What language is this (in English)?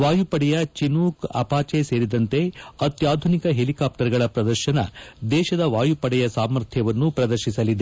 Kannada